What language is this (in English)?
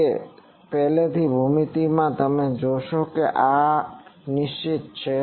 Gujarati